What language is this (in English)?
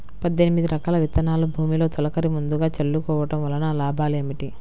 Telugu